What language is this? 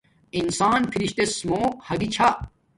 Domaaki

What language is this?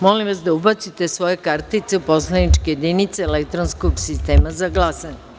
Serbian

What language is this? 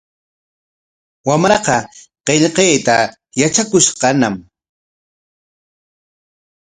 Corongo Ancash Quechua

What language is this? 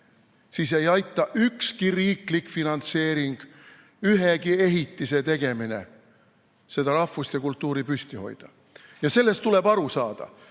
Estonian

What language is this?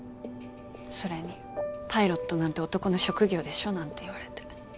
Japanese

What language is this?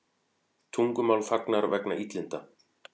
Icelandic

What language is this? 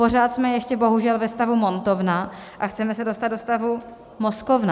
Czech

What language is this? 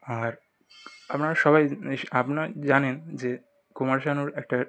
Bangla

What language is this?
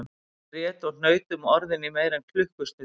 Icelandic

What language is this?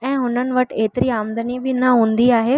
Sindhi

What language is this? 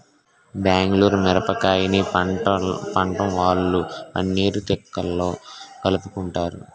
Telugu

